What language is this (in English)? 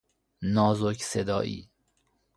Persian